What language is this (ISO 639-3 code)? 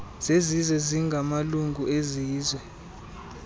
xho